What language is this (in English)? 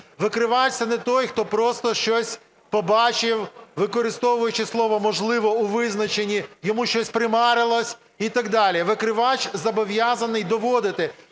Ukrainian